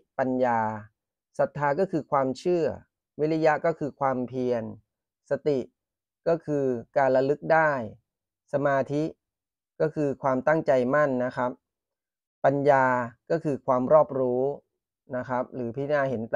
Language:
Thai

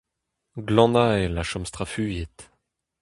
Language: Breton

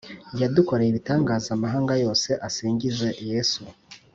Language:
Kinyarwanda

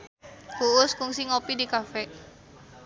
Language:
Sundanese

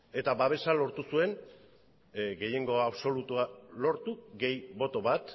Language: Basque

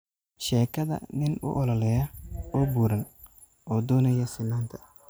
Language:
Somali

